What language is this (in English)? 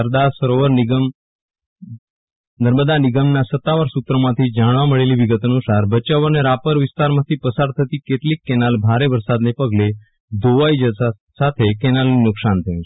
Gujarati